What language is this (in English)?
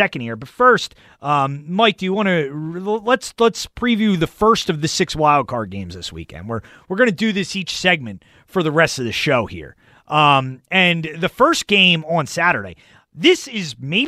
English